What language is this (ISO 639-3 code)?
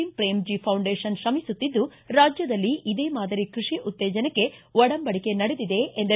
kan